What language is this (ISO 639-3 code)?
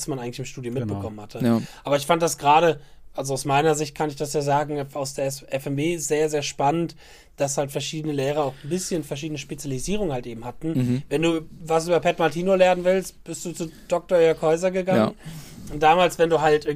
deu